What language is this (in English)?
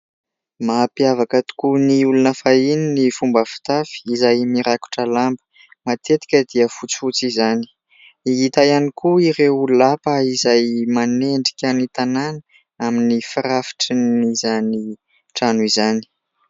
Malagasy